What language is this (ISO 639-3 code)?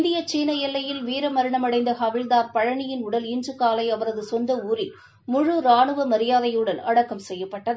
tam